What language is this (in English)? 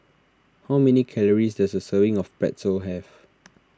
English